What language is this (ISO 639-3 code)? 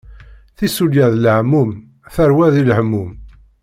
kab